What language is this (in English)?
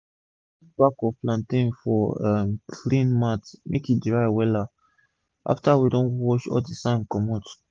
Nigerian Pidgin